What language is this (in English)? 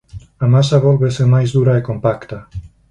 Galician